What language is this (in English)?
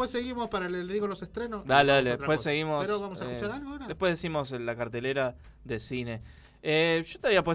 Spanish